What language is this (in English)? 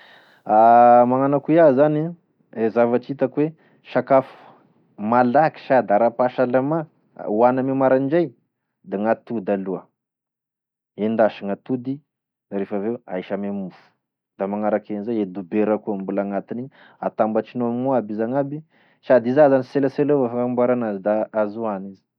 Tesaka Malagasy